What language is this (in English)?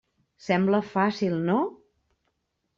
Catalan